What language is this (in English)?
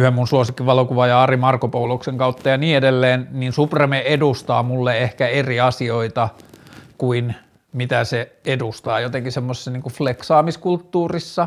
Finnish